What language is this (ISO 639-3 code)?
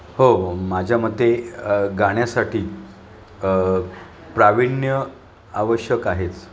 mar